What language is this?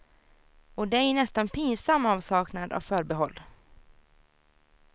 Swedish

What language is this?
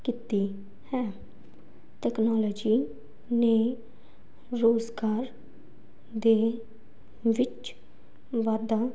Punjabi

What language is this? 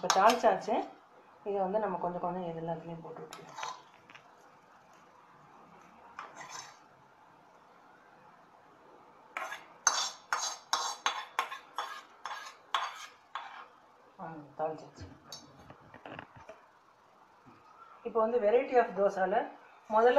Greek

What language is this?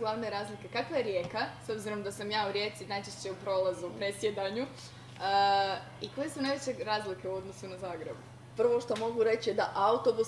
Croatian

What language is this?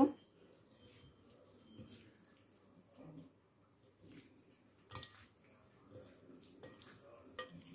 Turkish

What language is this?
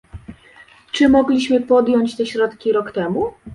Polish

